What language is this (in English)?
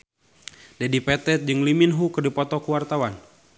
Sundanese